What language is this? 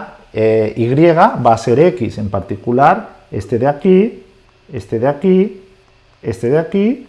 Spanish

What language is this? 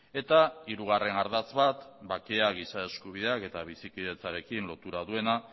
Basque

